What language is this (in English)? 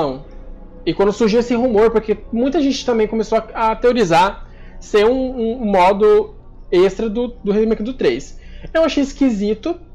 Portuguese